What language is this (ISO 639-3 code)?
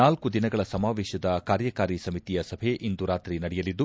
kan